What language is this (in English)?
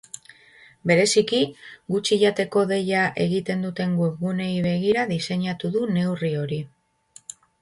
Basque